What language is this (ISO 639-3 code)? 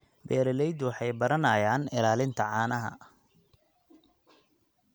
som